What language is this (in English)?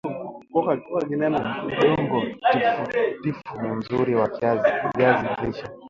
Swahili